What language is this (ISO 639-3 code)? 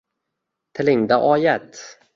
uzb